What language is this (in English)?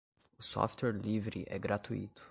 Portuguese